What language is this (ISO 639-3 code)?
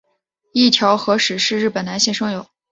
zho